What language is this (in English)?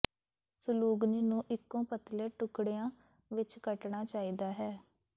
Punjabi